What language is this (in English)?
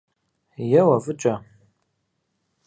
Kabardian